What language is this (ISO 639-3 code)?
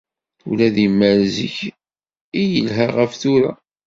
kab